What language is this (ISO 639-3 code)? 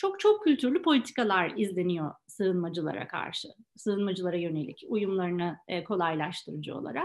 tur